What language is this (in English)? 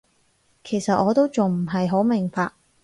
Cantonese